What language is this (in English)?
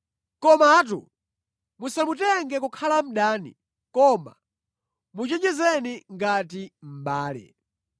Nyanja